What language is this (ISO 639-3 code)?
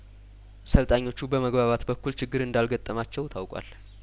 amh